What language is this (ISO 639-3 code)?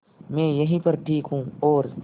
hin